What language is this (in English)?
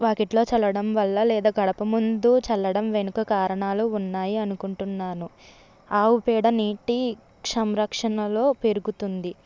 Telugu